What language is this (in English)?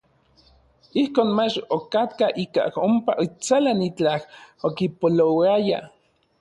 Orizaba Nahuatl